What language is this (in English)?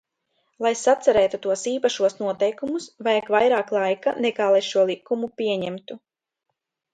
Latvian